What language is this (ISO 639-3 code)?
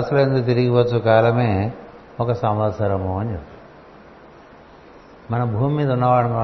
tel